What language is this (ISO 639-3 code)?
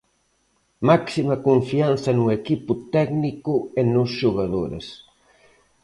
glg